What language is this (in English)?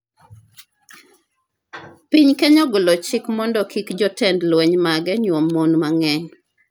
Luo (Kenya and Tanzania)